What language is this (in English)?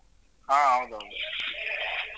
Kannada